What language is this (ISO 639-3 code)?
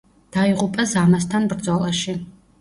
kat